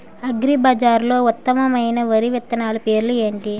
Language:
Telugu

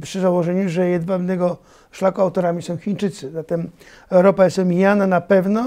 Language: Polish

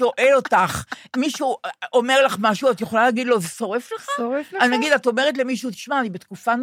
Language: Hebrew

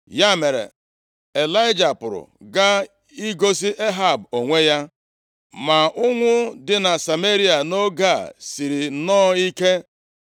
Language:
Igbo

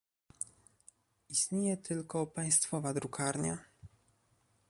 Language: Polish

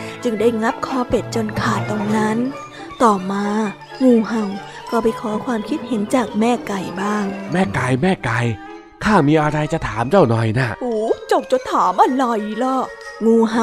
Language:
Thai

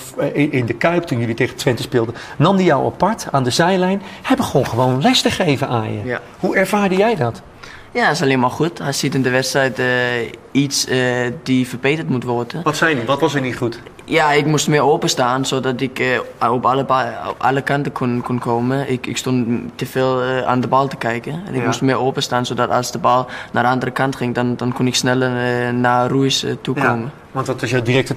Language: Dutch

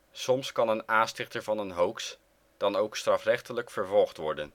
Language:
Dutch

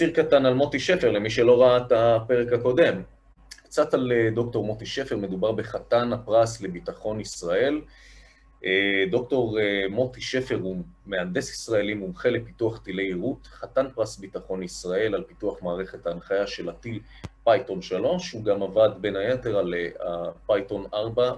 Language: Hebrew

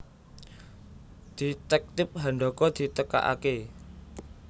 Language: Javanese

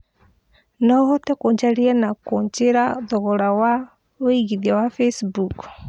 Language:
Kikuyu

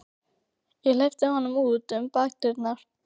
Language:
Icelandic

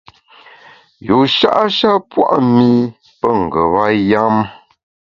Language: Bamun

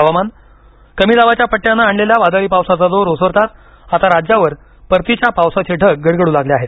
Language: Marathi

